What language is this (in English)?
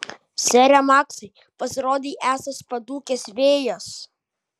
Lithuanian